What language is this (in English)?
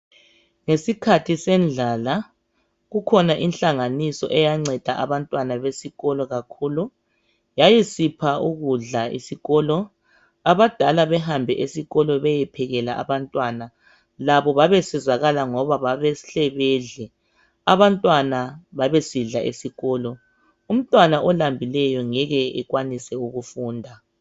North Ndebele